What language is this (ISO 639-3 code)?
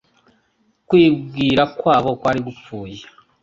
kin